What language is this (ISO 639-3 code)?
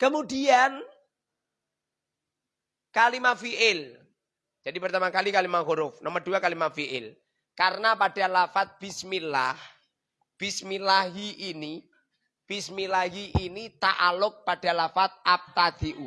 ind